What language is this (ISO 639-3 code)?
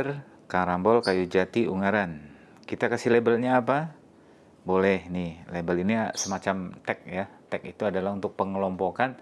ind